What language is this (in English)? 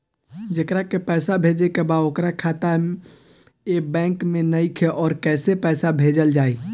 Bhojpuri